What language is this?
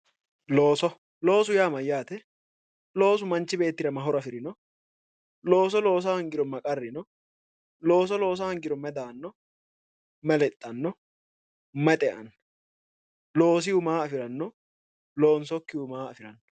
Sidamo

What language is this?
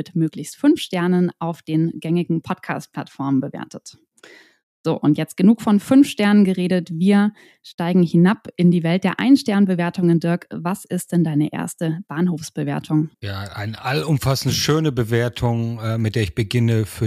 German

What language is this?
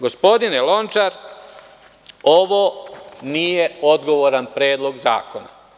Serbian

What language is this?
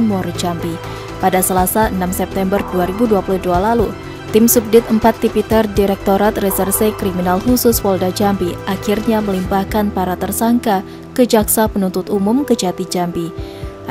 Indonesian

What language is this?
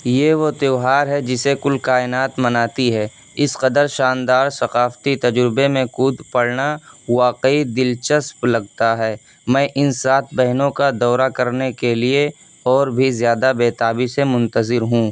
Urdu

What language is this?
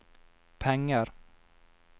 Norwegian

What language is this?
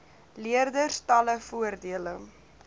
Afrikaans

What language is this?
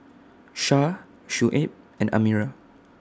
English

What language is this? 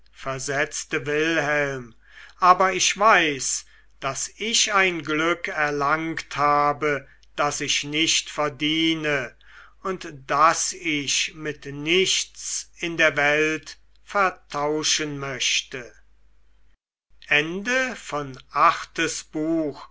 German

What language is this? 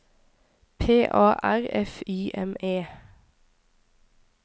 Norwegian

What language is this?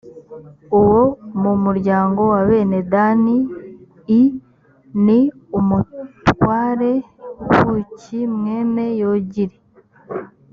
Kinyarwanda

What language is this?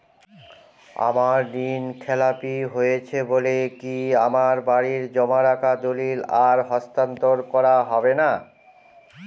Bangla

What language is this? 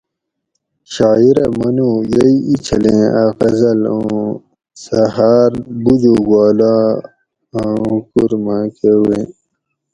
Gawri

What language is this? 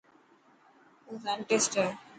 Dhatki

